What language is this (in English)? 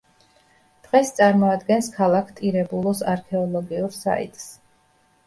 Georgian